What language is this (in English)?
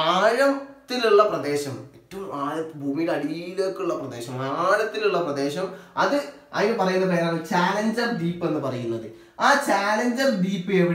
Hindi